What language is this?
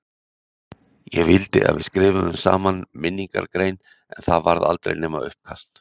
Icelandic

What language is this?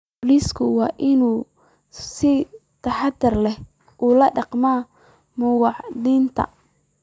Somali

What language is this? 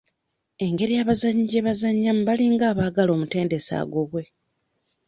Ganda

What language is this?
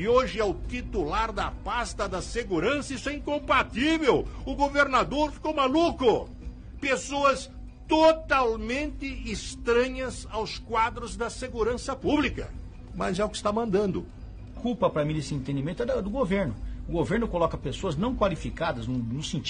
Portuguese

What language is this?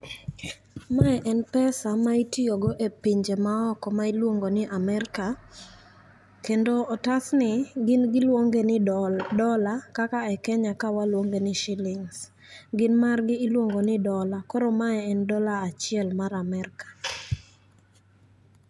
Luo (Kenya and Tanzania)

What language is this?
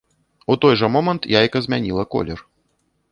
Belarusian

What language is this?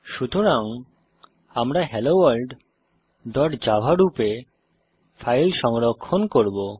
Bangla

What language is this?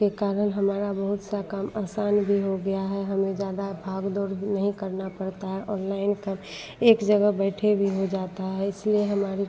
Hindi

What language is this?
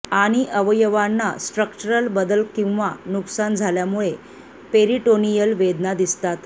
Marathi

